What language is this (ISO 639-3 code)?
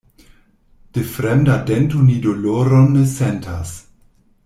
epo